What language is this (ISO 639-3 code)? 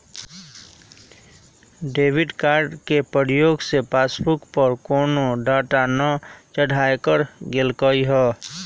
mag